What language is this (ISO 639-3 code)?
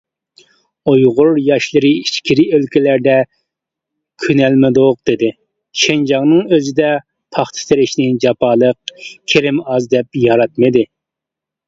uig